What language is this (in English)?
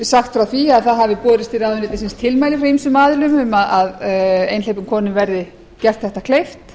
Icelandic